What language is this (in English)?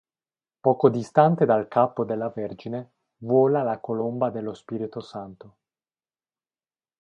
Italian